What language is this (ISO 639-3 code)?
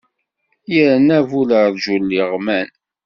kab